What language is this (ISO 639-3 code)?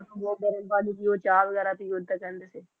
pan